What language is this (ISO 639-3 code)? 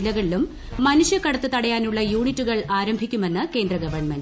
mal